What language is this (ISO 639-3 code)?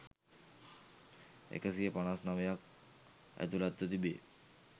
sin